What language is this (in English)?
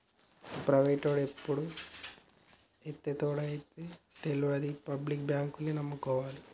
Telugu